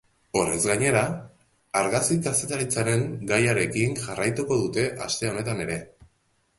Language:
Basque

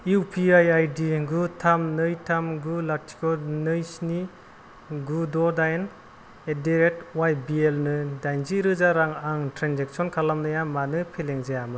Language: Bodo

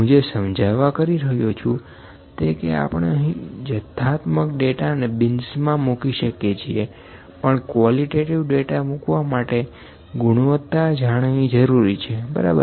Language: Gujarati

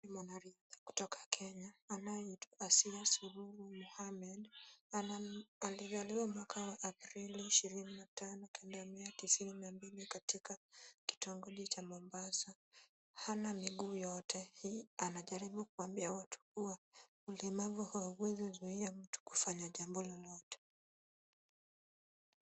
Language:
Swahili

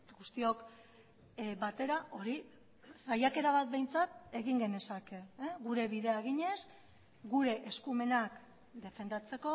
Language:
Basque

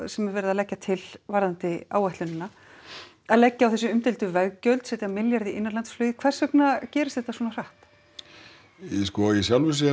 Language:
Icelandic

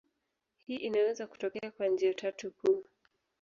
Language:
Swahili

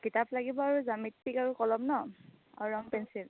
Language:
Assamese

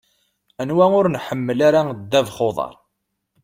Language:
Kabyle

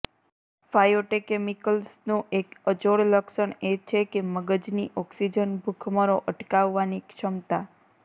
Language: Gujarati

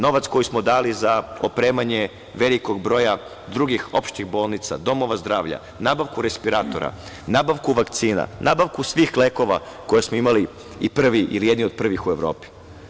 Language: Serbian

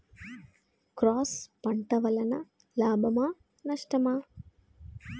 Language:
Telugu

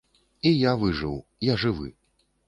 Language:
Belarusian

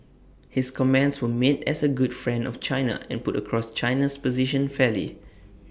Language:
English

